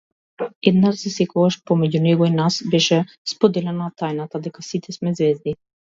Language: Macedonian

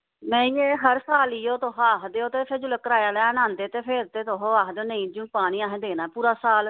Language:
Dogri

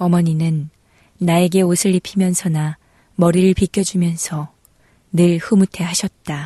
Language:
Korean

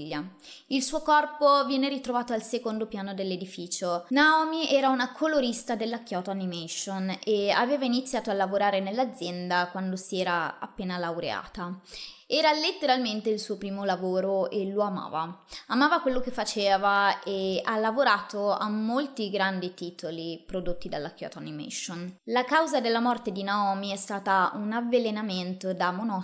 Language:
Italian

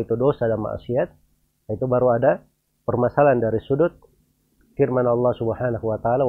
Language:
Indonesian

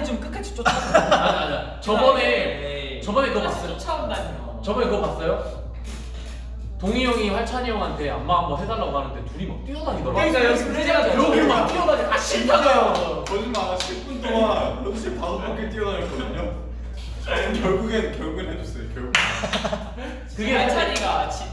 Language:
Korean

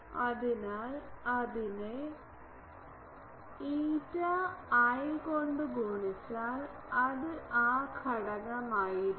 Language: Malayalam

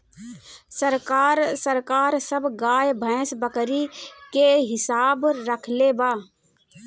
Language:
Bhojpuri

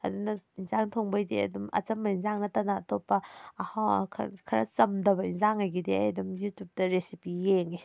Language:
Manipuri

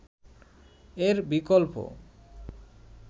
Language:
Bangla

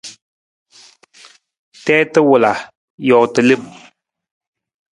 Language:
Nawdm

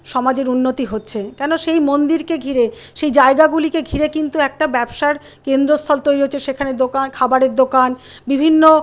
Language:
Bangla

